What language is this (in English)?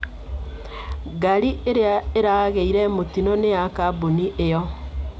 Kikuyu